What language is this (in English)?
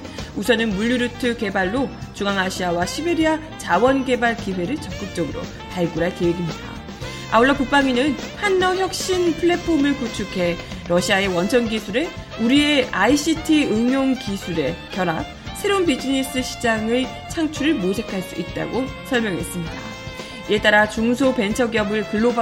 Korean